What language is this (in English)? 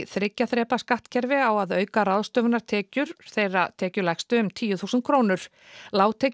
Icelandic